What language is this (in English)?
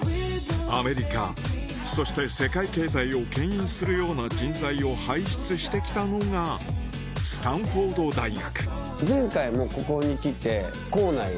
Japanese